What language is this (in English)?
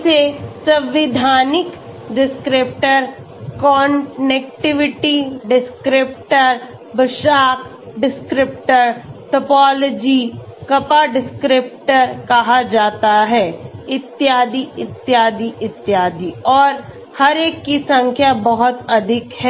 Hindi